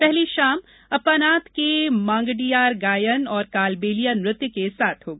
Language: Hindi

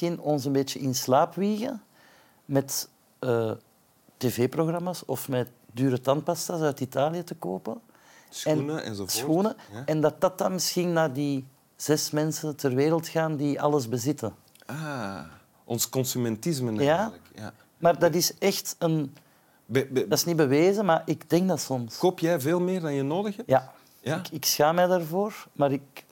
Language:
Dutch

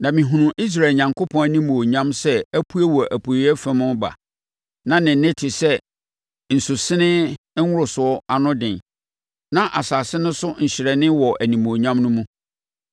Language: Akan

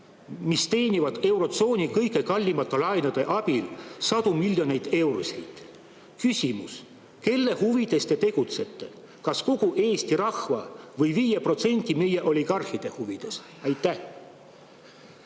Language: Estonian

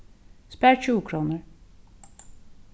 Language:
Faroese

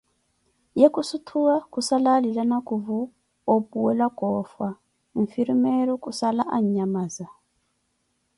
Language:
Koti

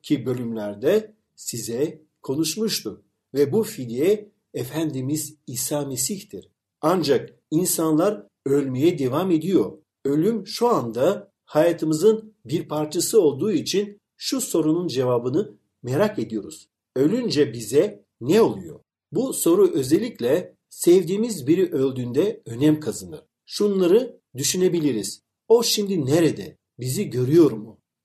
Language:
Turkish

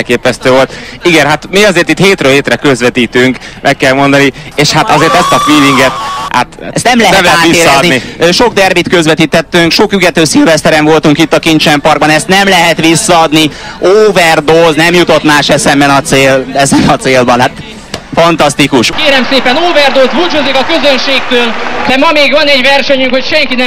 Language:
Hungarian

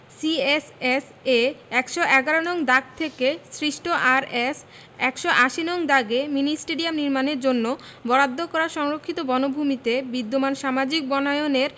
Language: Bangla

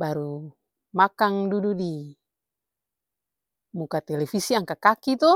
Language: Ambonese Malay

